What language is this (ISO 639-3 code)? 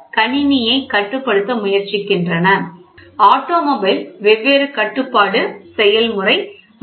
tam